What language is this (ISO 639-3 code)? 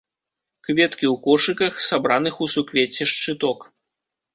bel